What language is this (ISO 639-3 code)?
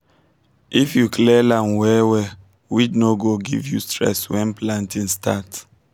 pcm